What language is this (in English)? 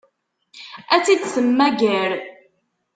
Kabyle